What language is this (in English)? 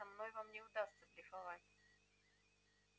Russian